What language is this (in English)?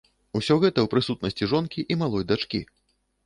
Belarusian